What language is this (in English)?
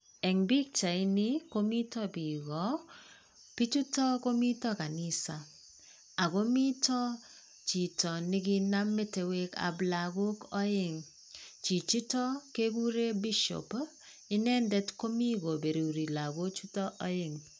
Kalenjin